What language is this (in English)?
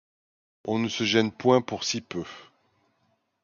French